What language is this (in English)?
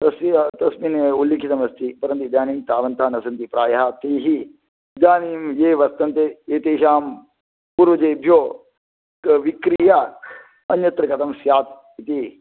Sanskrit